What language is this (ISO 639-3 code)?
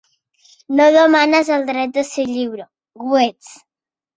cat